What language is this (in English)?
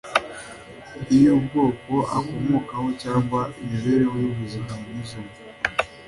Kinyarwanda